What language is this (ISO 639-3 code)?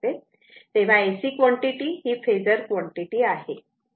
mar